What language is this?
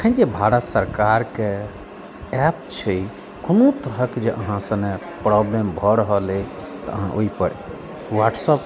Maithili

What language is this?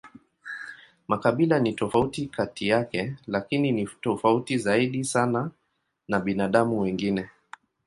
Swahili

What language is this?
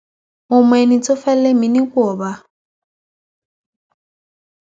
Yoruba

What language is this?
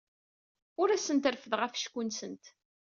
Kabyle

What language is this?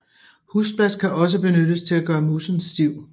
Danish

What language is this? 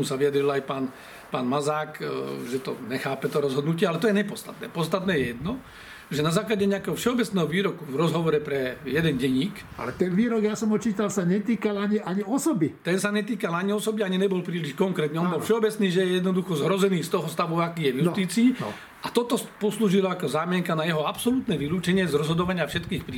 Slovak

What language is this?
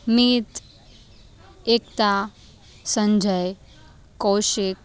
Gujarati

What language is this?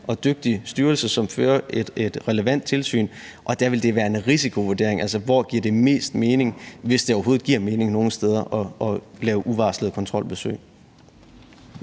Danish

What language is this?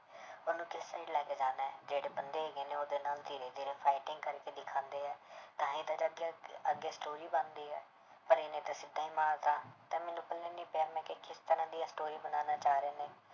Punjabi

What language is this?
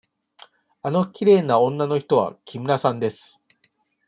Japanese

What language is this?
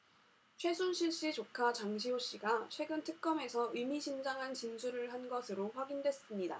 Korean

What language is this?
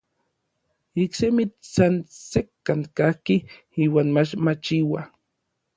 Orizaba Nahuatl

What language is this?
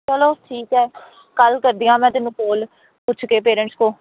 Punjabi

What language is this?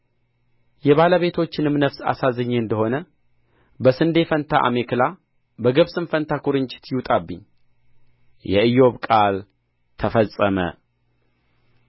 Amharic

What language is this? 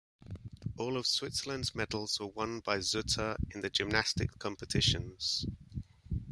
English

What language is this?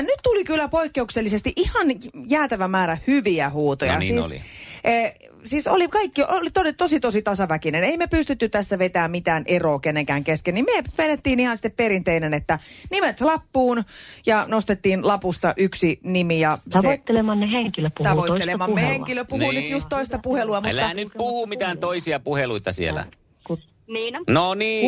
Finnish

